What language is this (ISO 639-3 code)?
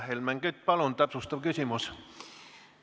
est